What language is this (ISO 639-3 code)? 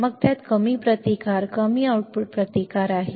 mar